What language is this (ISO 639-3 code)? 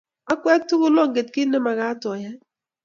kln